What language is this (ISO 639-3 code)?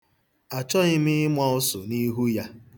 ibo